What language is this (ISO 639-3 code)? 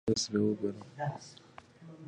pus